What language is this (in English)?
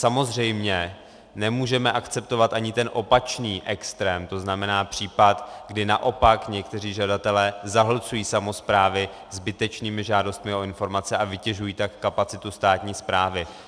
Czech